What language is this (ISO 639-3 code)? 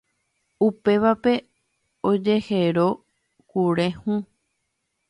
grn